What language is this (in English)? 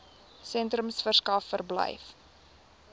Afrikaans